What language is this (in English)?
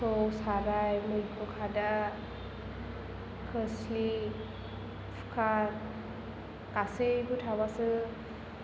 Bodo